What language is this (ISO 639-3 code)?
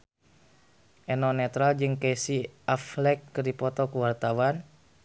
sun